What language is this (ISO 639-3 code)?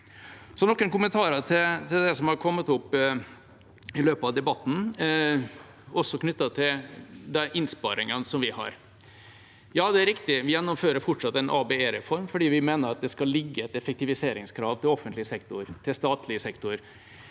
nor